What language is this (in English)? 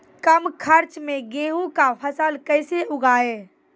Maithili